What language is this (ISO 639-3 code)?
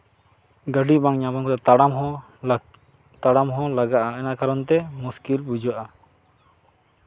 sat